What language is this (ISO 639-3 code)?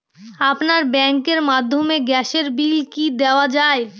ben